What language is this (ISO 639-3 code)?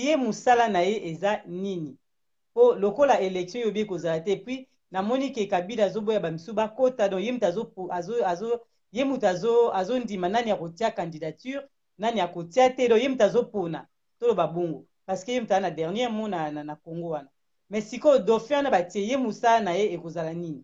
fra